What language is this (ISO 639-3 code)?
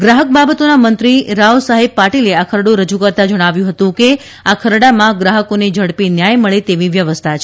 guj